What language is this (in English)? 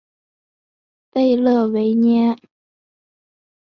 Chinese